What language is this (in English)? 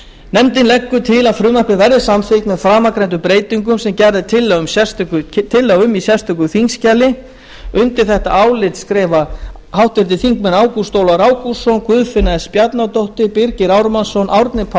Icelandic